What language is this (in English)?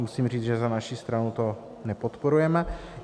Czech